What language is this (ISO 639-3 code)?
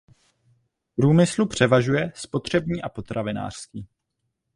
ces